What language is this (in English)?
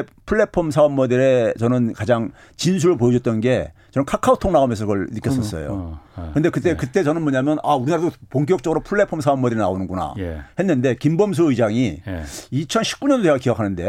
Korean